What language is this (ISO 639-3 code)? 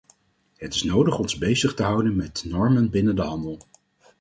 nld